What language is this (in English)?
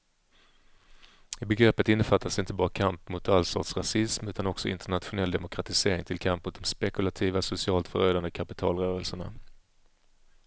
Swedish